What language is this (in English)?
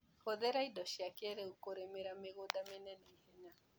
Kikuyu